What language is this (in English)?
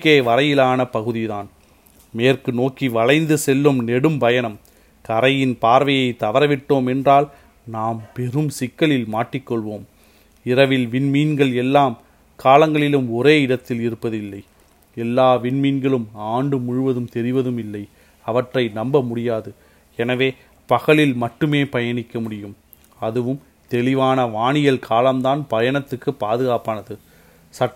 Tamil